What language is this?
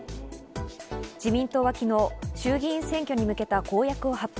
Japanese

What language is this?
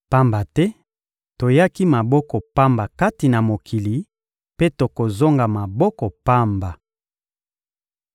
Lingala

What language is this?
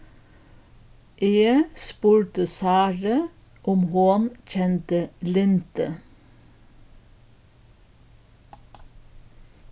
Faroese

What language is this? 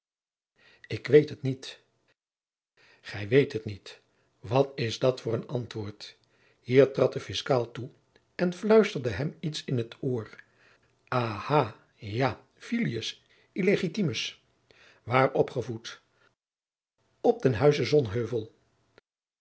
Dutch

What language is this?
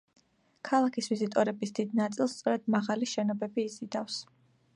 Georgian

